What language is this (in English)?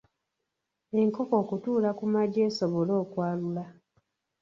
Ganda